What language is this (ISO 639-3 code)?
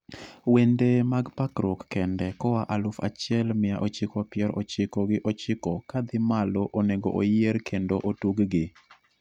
luo